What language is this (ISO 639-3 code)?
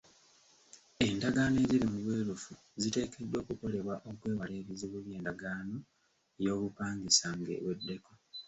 lug